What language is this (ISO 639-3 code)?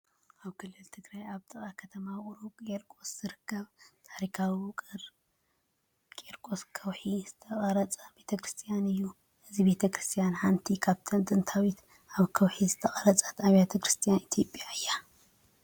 tir